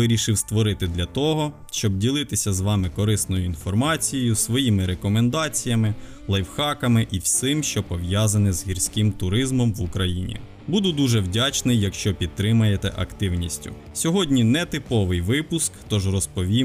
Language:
Ukrainian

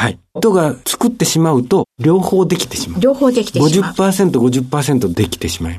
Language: Japanese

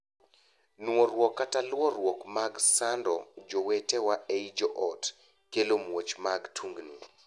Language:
Luo (Kenya and Tanzania)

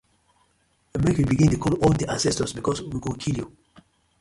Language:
Nigerian Pidgin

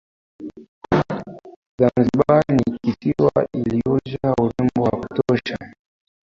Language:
Swahili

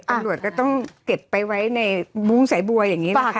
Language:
Thai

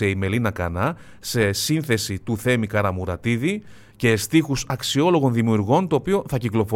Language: Greek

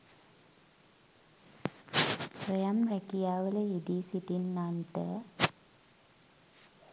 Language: Sinhala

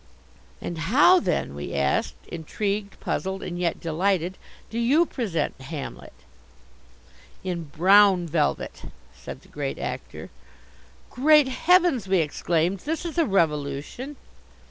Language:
English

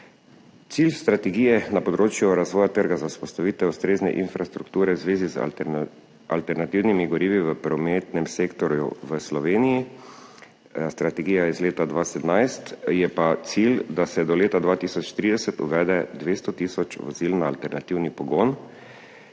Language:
Slovenian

